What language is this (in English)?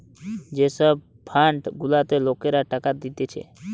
Bangla